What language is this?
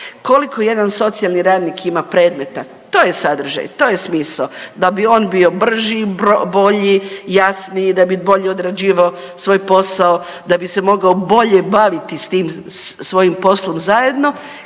Croatian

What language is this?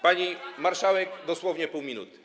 Polish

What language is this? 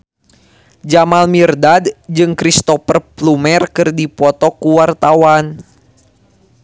Sundanese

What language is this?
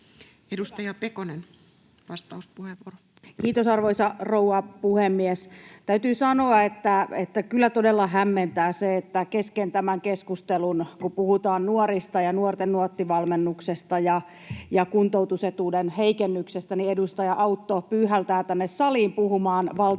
Finnish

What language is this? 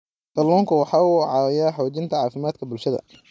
Somali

